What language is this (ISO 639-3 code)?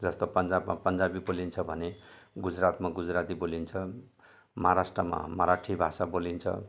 nep